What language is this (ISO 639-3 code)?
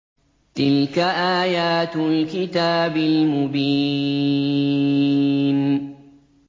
ara